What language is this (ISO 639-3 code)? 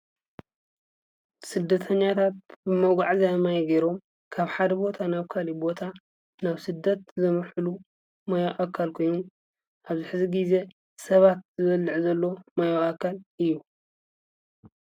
tir